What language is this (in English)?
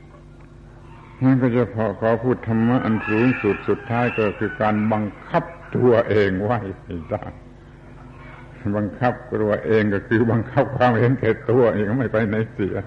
Thai